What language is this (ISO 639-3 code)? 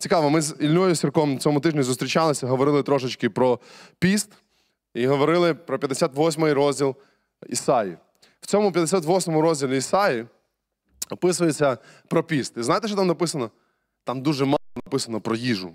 ukr